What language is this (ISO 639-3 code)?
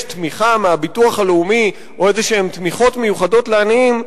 heb